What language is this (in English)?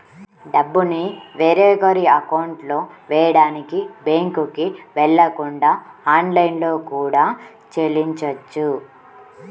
Telugu